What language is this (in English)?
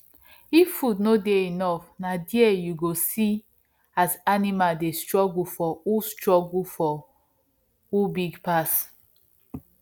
Nigerian Pidgin